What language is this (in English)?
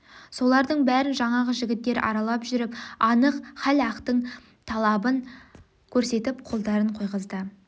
Kazakh